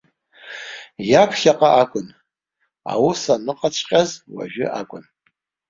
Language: Abkhazian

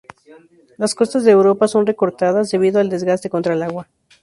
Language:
Spanish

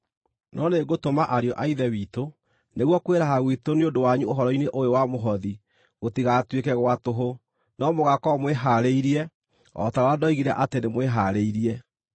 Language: Kikuyu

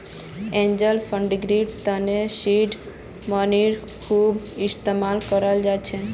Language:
Magahi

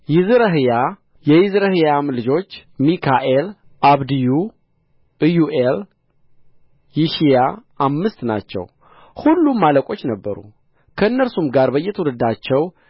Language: Amharic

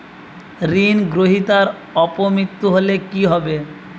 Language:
Bangla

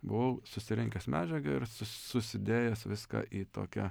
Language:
Lithuanian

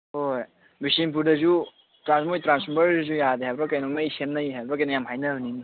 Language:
Manipuri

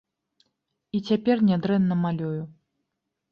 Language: Belarusian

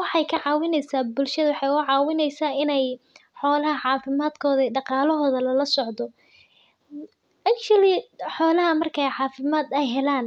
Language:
Somali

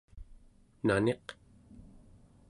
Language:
Central Yupik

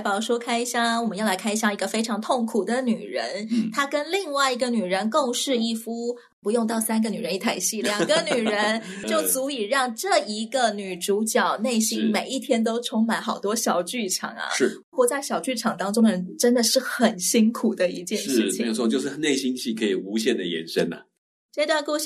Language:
Chinese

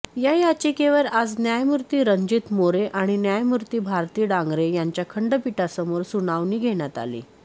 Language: Marathi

